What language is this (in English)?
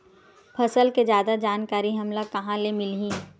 Chhattisgarhi